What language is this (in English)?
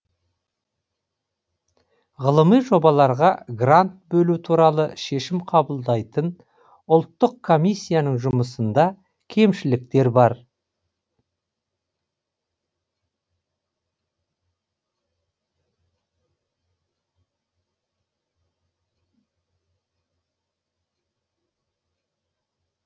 Kazakh